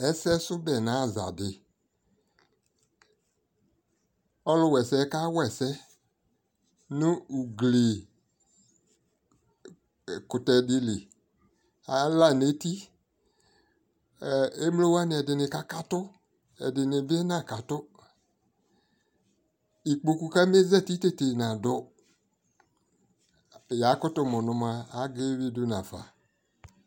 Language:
Ikposo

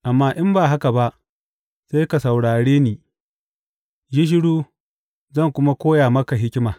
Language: Hausa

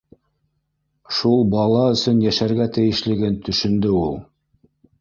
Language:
Bashkir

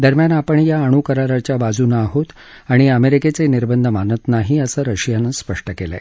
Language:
Marathi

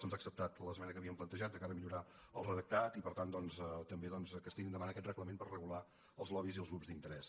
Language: Catalan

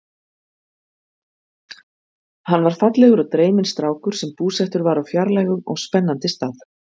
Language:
Icelandic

